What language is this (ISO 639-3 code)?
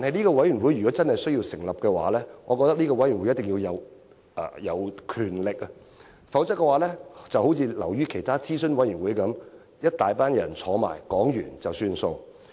yue